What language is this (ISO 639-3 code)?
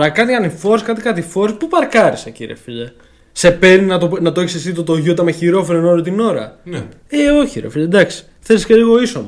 ell